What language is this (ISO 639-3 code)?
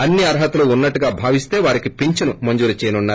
tel